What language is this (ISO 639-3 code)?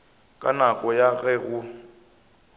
nso